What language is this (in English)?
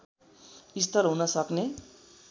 Nepali